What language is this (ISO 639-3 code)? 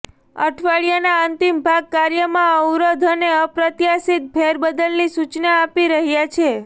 guj